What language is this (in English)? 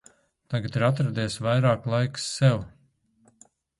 Latvian